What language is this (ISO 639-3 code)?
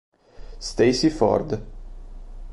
ita